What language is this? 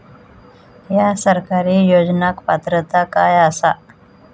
Marathi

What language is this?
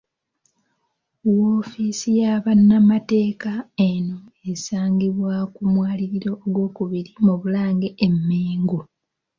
Ganda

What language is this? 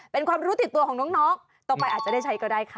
Thai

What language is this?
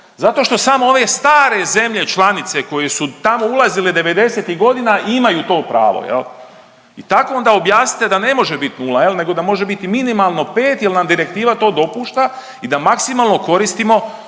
Croatian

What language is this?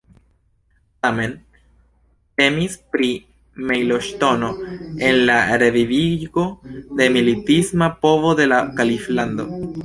Esperanto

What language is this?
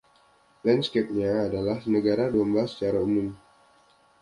Indonesian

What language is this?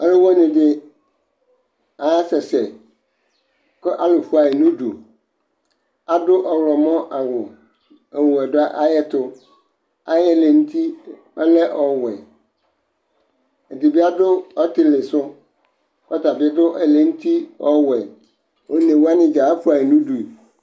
Ikposo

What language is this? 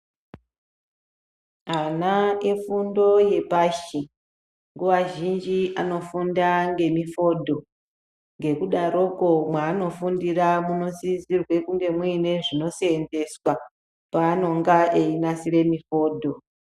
Ndau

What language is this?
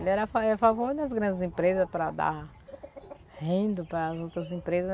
Portuguese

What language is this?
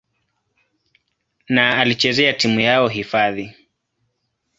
Swahili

